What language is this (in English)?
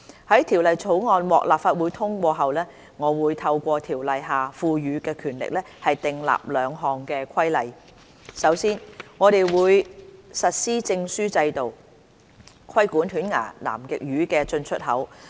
Cantonese